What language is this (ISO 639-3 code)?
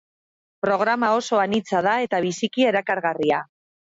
eus